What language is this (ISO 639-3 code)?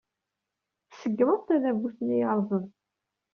kab